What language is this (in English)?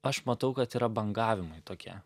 Lithuanian